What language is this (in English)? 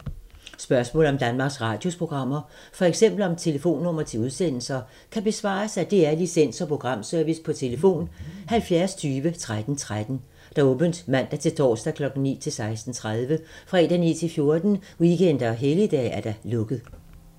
Danish